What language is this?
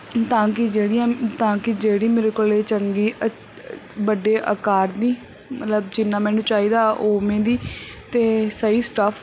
Punjabi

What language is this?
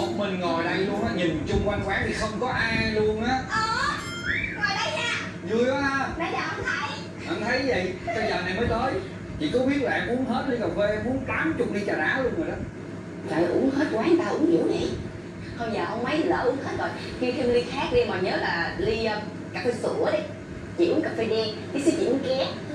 Vietnamese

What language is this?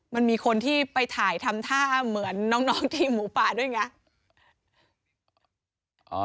Thai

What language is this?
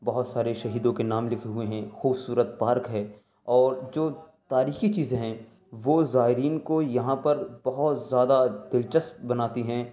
Urdu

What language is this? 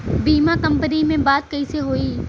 Bhojpuri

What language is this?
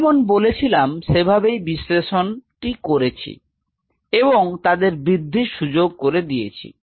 Bangla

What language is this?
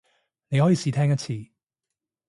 Cantonese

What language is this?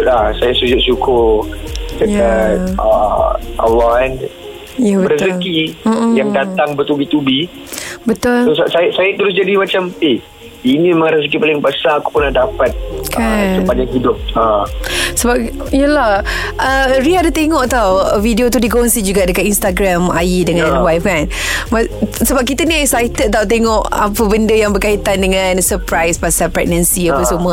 Malay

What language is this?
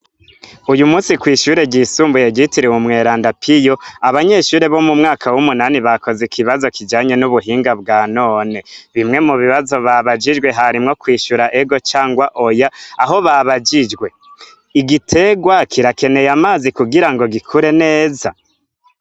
Rundi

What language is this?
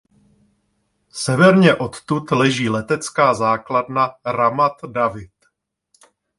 Czech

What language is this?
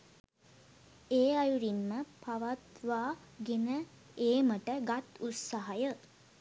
Sinhala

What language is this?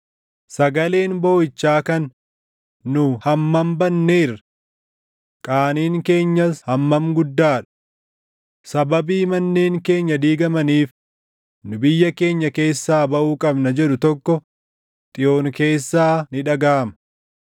Oromo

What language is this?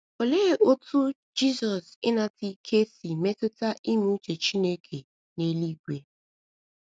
Igbo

